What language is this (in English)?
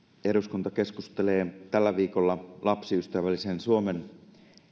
Finnish